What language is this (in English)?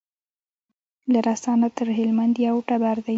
Pashto